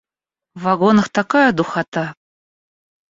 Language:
Russian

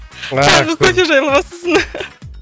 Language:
Kazakh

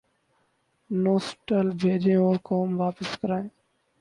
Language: Urdu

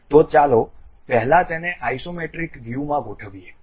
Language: Gujarati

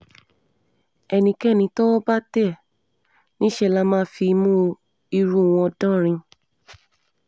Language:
Yoruba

